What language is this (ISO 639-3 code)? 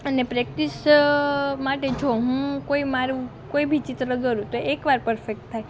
guj